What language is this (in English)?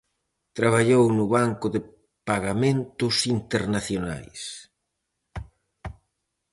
Galician